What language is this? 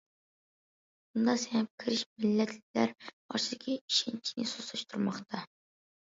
Uyghur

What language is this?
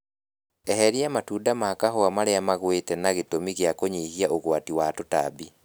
Kikuyu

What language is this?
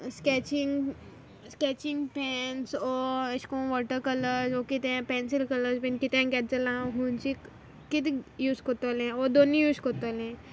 Konkani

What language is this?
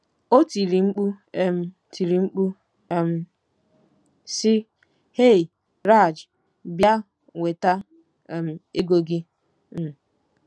Igbo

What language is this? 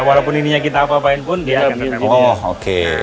Indonesian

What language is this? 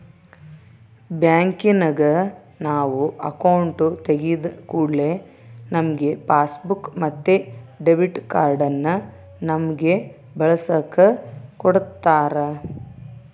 Kannada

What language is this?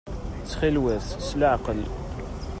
Kabyle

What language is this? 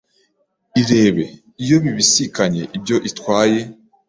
Kinyarwanda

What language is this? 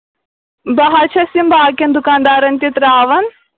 Kashmiri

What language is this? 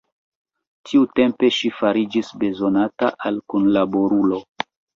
Esperanto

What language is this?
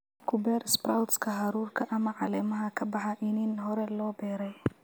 Somali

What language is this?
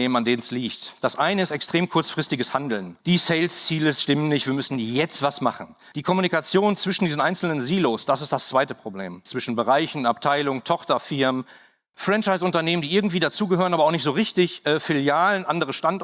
German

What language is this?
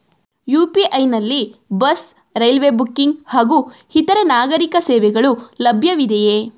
Kannada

